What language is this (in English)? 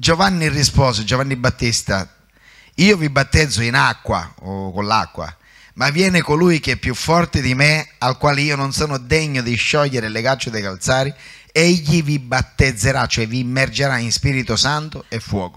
Italian